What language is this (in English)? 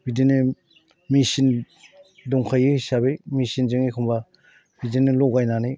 Bodo